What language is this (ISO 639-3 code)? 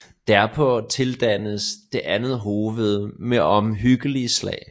dan